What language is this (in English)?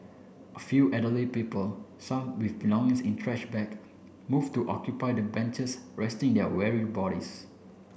English